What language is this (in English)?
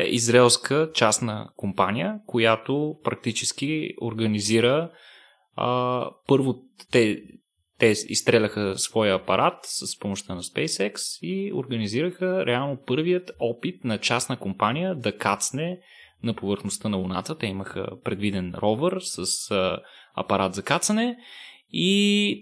Bulgarian